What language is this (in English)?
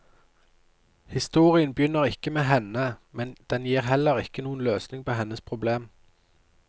Norwegian